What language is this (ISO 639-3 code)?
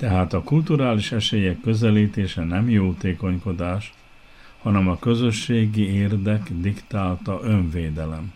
hun